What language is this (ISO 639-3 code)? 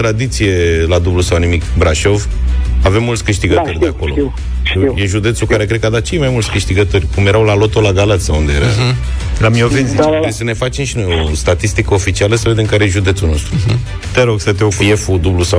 ron